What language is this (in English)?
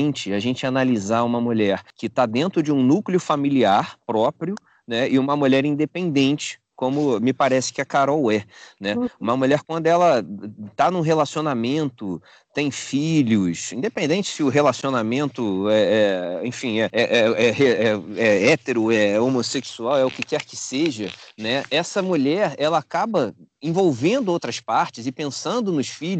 Portuguese